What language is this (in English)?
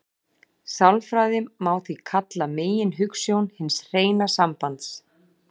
Icelandic